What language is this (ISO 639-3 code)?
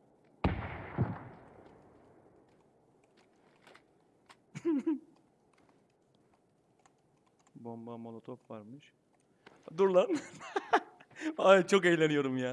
tur